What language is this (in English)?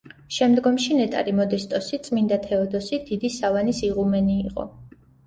Georgian